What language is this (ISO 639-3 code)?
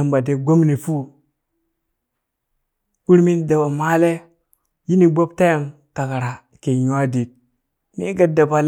bys